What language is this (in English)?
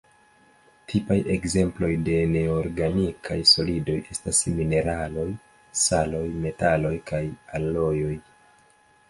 Esperanto